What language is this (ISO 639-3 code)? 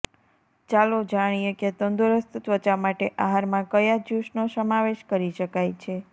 guj